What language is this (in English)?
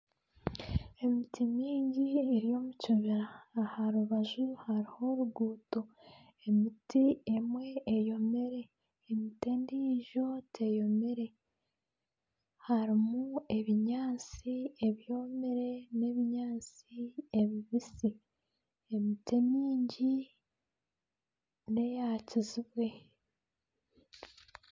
Nyankole